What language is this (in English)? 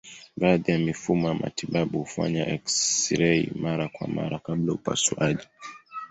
Swahili